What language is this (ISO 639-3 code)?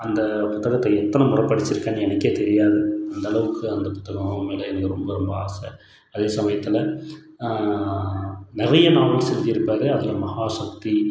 tam